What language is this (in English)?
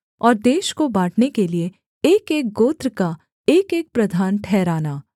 Hindi